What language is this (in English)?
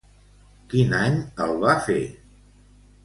Catalan